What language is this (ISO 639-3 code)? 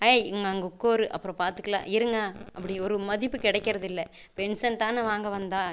tam